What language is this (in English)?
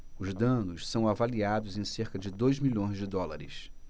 Portuguese